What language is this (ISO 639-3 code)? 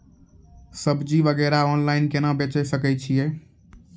mai